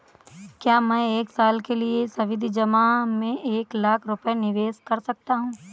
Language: Hindi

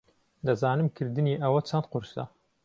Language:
Central Kurdish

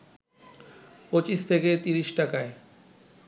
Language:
Bangla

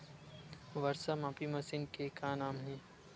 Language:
Chhattisgarhi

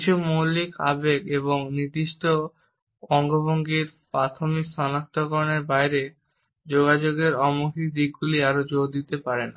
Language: Bangla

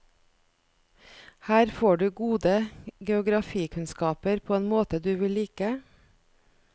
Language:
Norwegian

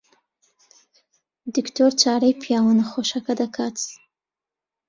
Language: Central Kurdish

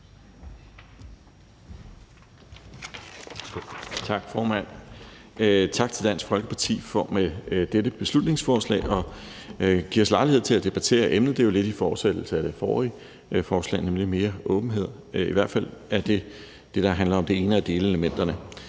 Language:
Danish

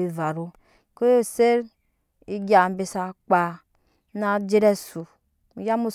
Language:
Nyankpa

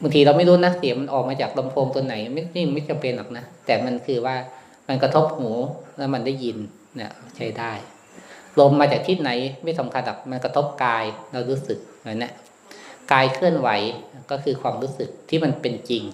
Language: Thai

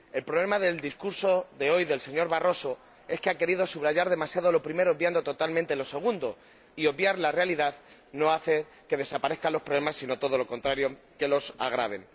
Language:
Spanish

